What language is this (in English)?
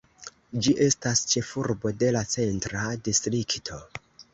Esperanto